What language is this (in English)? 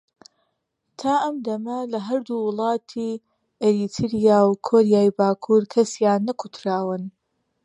Central Kurdish